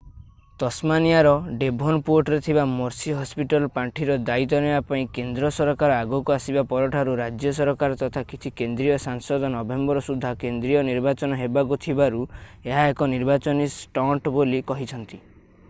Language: Odia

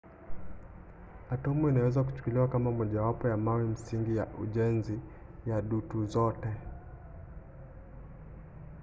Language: Swahili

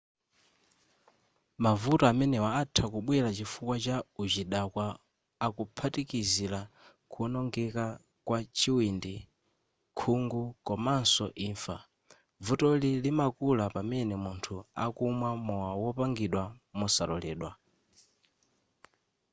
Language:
Nyanja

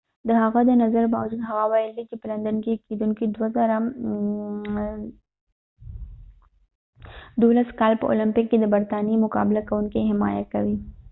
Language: Pashto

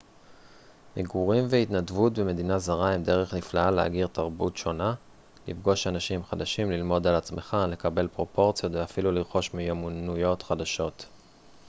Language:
Hebrew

